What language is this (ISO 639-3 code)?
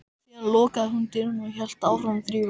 isl